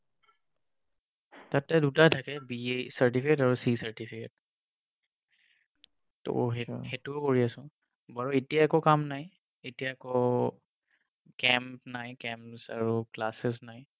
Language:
Assamese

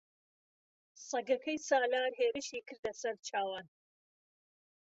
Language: Central Kurdish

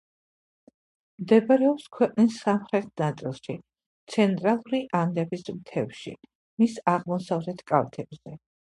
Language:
Georgian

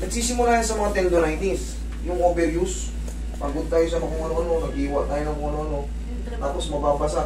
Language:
Filipino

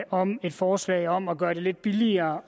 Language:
Danish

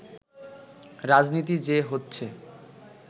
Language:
Bangla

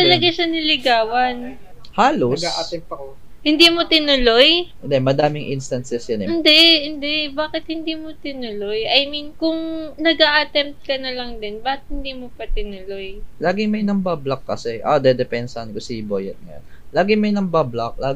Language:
Filipino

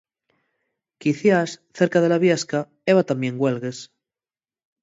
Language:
Asturian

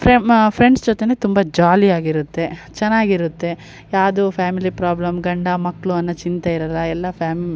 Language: Kannada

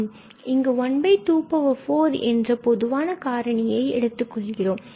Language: Tamil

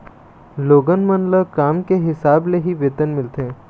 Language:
Chhattisgarhi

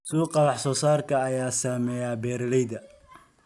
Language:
Somali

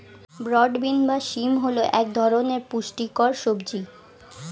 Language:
Bangla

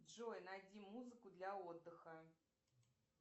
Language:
Russian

